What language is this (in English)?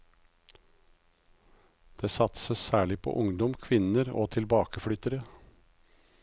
Norwegian